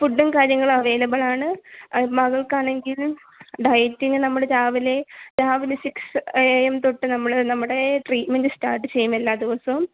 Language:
Malayalam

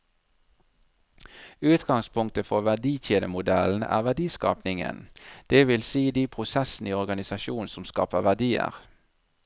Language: Norwegian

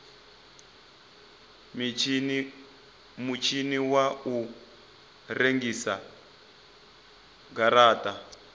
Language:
Venda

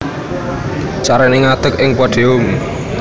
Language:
Javanese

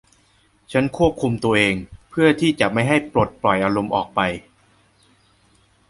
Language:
Thai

